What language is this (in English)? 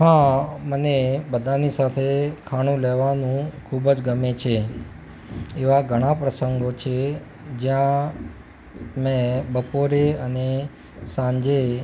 Gujarati